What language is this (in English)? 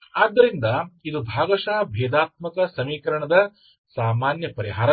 Kannada